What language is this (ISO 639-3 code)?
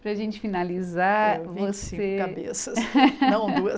por